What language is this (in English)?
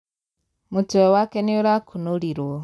Kikuyu